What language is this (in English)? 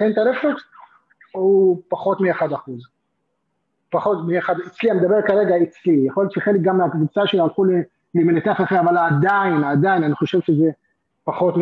Hebrew